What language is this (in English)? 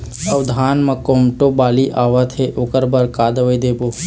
Chhattisgarhi